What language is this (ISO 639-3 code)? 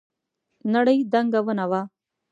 pus